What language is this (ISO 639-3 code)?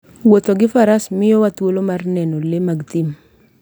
luo